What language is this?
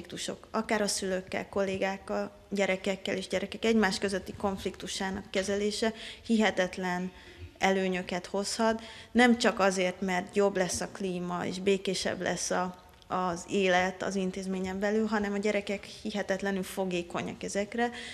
Hungarian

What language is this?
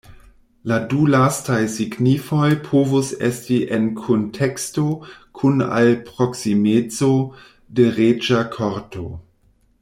Esperanto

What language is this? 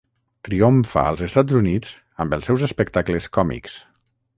Catalan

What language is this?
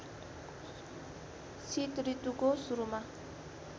Nepali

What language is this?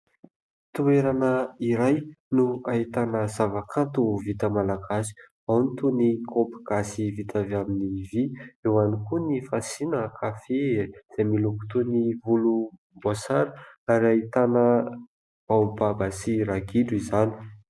Malagasy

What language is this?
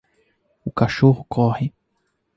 Portuguese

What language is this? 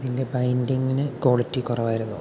Malayalam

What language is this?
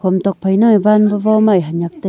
Wancho Naga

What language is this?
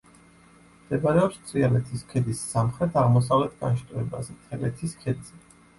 Georgian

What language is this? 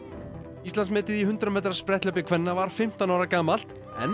Icelandic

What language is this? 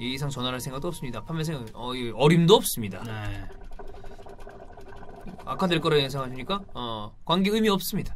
Korean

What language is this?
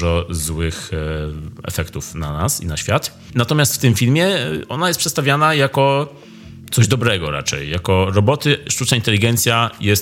Polish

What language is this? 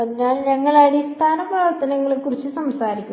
Malayalam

